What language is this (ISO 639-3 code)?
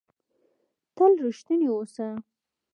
pus